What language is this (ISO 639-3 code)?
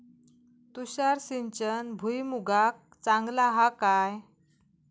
mar